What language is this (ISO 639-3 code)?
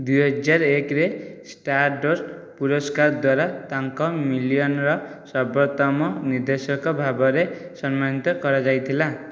ori